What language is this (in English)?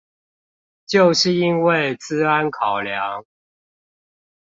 Chinese